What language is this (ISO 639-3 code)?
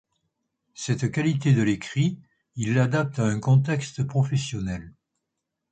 fra